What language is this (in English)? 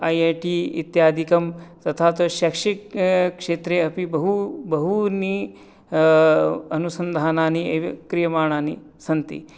Sanskrit